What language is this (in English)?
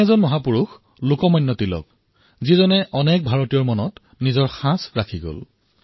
Assamese